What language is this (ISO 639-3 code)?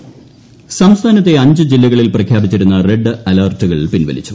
mal